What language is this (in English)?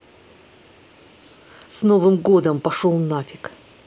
Russian